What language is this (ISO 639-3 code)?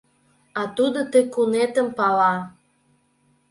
chm